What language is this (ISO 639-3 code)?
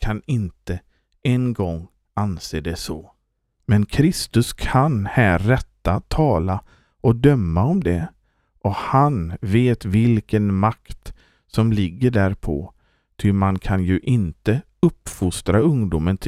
swe